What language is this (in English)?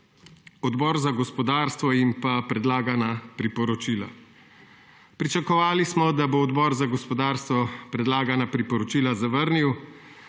Slovenian